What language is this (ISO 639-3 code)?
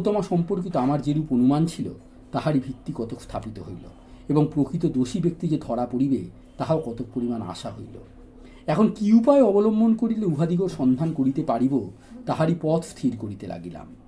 ben